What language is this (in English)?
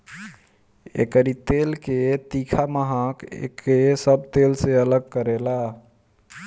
Bhojpuri